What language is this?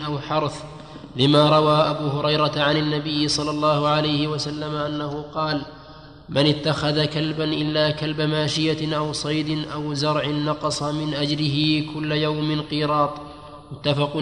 Arabic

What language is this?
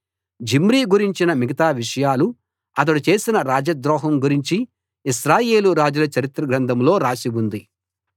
Telugu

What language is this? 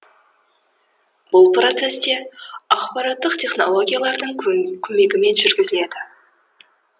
Kazakh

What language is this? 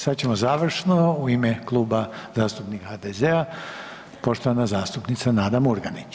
Croatian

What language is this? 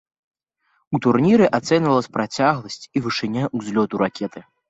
Belarusian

